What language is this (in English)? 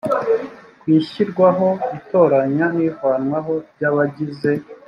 Kinyarwanda